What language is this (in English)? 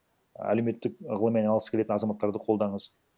Kazakh